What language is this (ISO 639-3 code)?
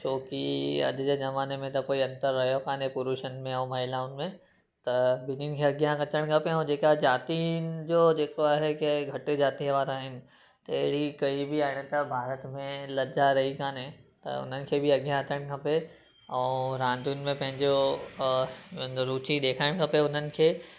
snd